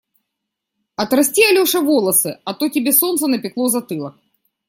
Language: Russian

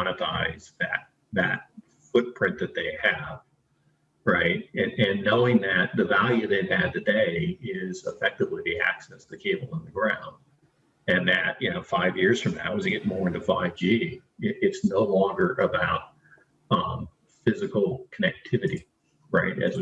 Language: English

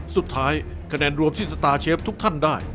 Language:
Thai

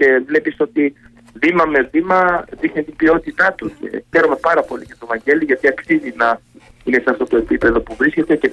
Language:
Greek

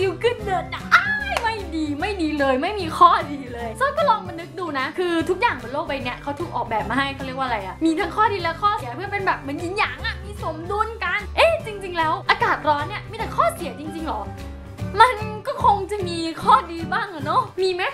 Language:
Thai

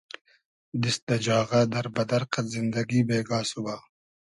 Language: Hazaragi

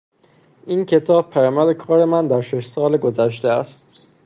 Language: Persian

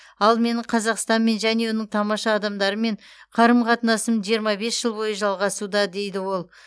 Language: Kazakh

